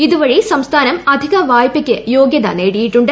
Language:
Malayalam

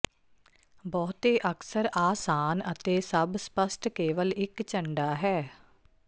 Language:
Punjabi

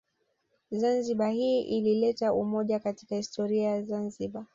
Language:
Swahili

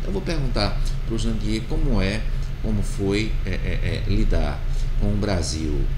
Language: Portuguese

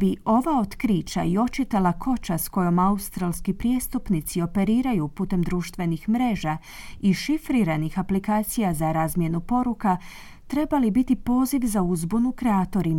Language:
Croatian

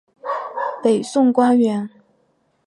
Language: Chinese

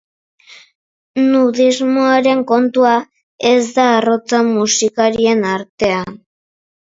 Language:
Basque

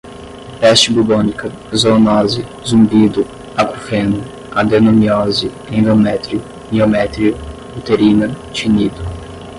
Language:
Portuguese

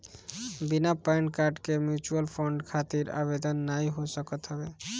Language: Bhojpuri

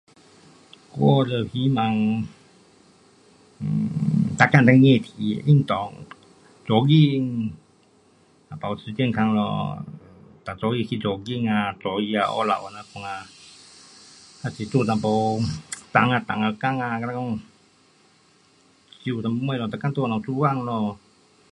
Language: Pu-Xian Chinese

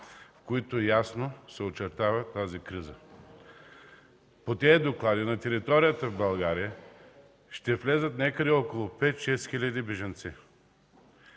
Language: Bulgarian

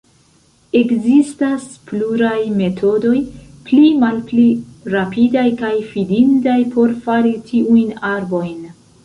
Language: Esperanto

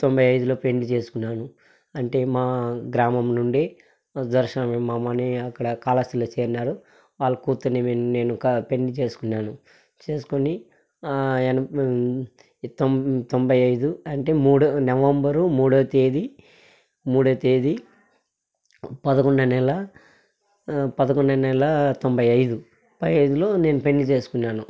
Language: Telugu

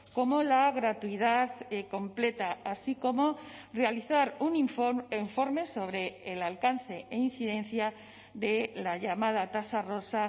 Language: Spanish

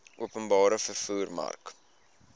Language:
Afrikaans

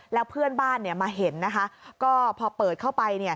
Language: Thai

